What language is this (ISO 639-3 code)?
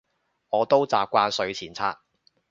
yue